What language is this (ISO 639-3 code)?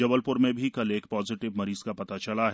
hin